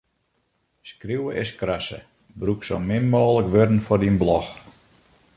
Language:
Western Frisian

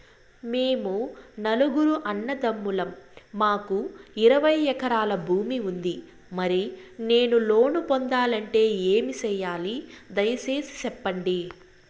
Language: Telugu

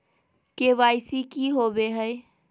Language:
Magahi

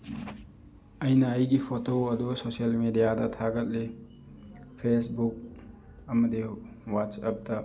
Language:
Manipuri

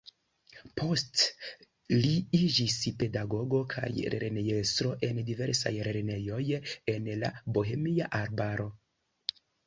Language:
Esperanto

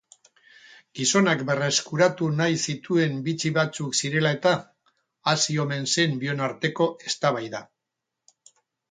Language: Basque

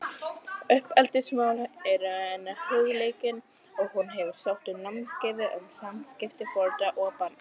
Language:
Icelandic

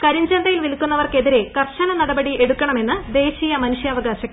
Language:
Malayalam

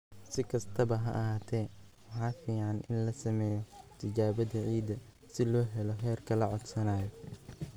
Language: Somali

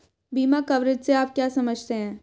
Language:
Hindi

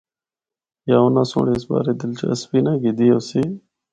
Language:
Northern Hindko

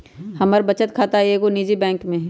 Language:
Magahi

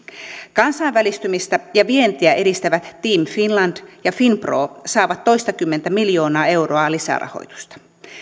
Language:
Finnish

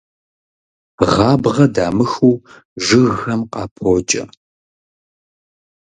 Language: Kabardian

